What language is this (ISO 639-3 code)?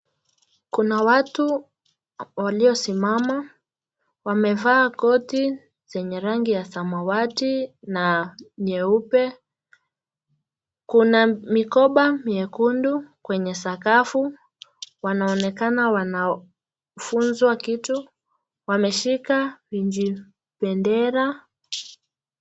swa